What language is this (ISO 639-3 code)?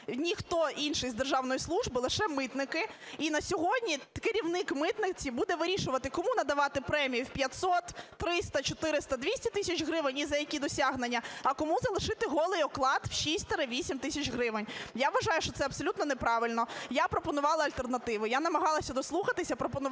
ukr